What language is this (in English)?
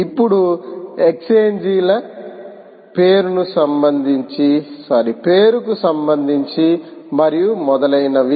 Telugu